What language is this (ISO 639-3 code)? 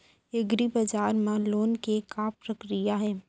hne